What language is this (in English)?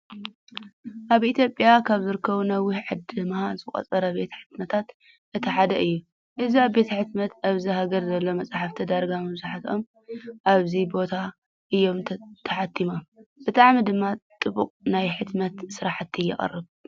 Tigrinya